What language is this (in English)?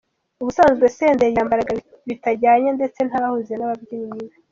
Kinyarwanda